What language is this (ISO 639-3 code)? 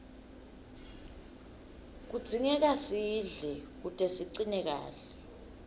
ssw